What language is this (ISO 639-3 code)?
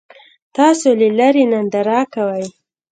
pus